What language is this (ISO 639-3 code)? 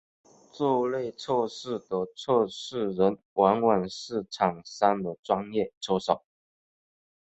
zho